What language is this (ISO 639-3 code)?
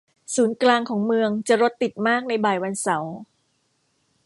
tha